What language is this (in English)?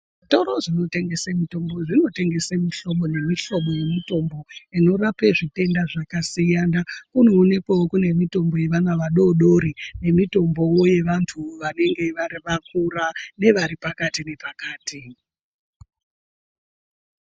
Ndau